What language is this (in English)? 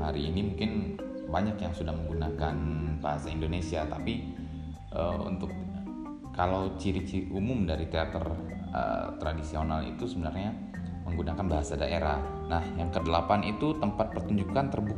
Indonesian